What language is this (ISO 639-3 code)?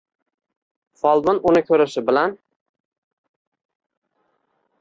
uzb